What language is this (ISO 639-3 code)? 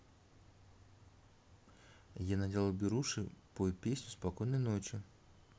rus